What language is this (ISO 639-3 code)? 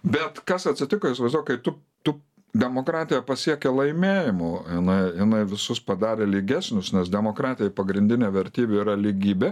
lit